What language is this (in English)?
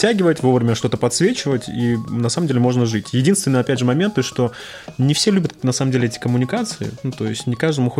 Russian